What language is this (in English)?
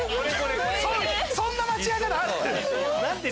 Japanese